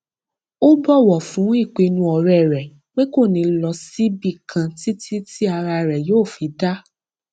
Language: Yoruba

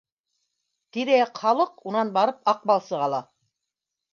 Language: Bashkir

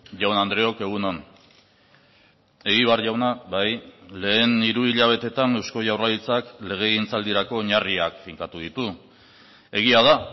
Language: Basque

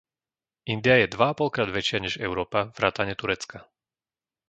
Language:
Slovak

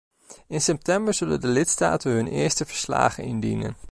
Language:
Dutch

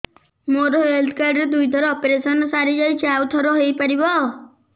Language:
Odia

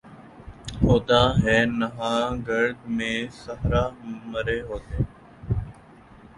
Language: Urdu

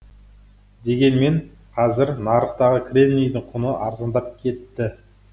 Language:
Kazakh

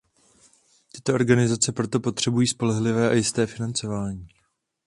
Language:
Czech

